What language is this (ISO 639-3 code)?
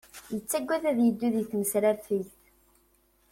kab